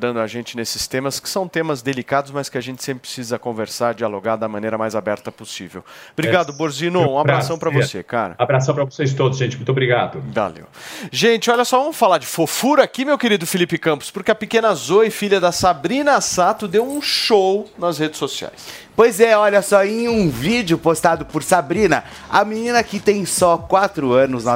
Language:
Portuguese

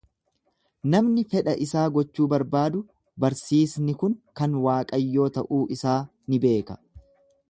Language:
Oromo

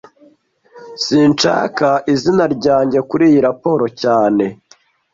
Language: Kinyarwanda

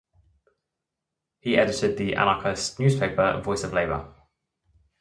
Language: English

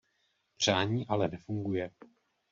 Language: Czech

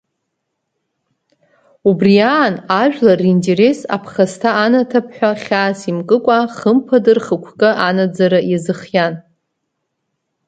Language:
Abkhazian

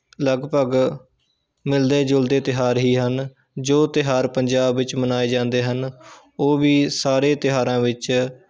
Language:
Punjabi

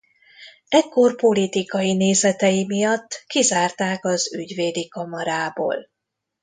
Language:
Hungarian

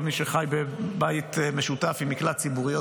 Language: Hebrew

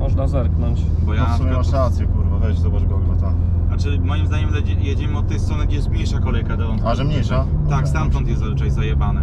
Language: Polish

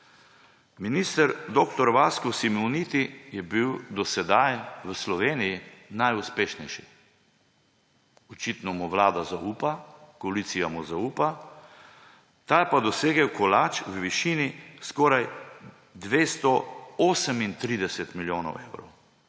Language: Slovenian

